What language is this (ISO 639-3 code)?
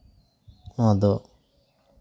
sat